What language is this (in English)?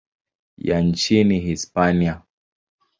Swahili